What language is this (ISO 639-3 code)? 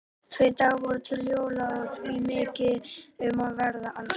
isl